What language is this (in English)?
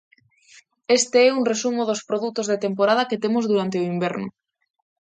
Galician